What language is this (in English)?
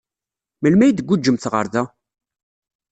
Kabyle